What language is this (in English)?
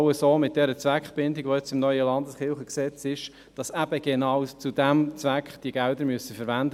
Swiss German